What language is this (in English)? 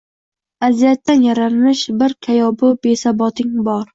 Uzbek